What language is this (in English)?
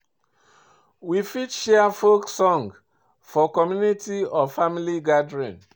Nigerian Pidgin